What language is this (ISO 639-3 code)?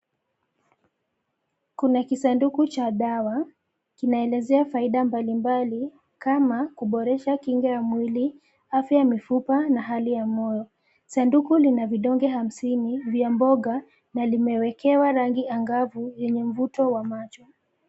swa